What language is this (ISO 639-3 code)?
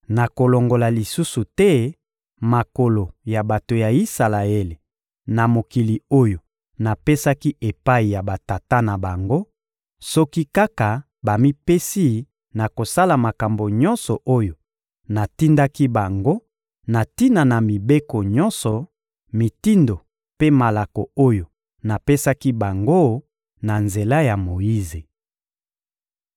lin